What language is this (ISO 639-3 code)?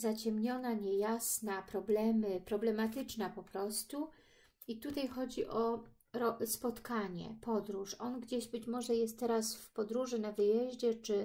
pol